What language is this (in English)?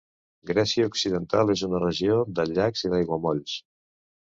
Catalan